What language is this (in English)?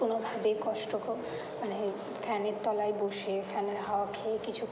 Bangla